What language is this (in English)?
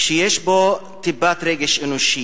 Hebrew